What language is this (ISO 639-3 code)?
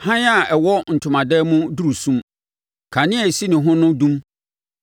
aka